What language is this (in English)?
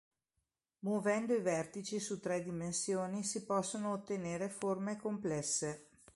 Italian